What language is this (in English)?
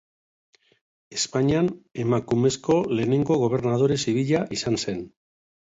Basque